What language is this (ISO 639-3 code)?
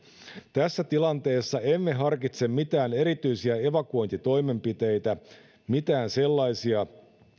fin